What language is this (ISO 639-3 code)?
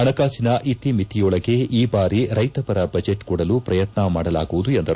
kan